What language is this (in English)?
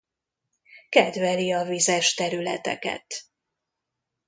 Hungarian